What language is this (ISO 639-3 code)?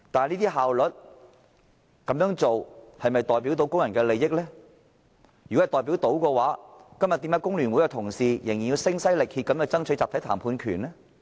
yue